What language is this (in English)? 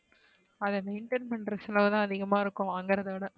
Tamil